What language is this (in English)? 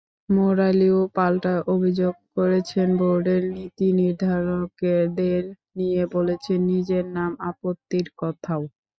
Bangla